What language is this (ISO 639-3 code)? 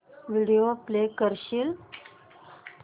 mar